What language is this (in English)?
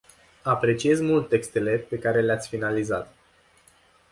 Romanian